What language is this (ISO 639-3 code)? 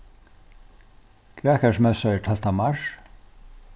fao